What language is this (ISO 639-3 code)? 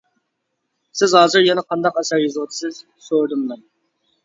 uig